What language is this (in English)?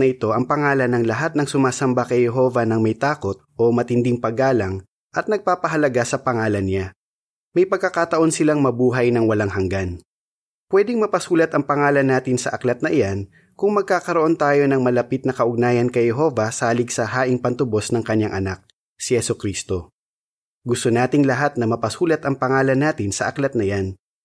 Filipino